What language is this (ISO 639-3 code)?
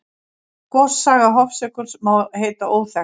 isl